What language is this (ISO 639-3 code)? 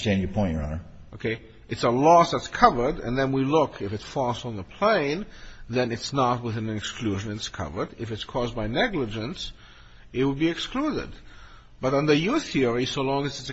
eng